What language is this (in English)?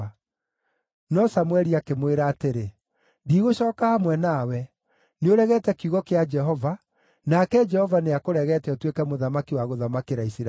Kikuyu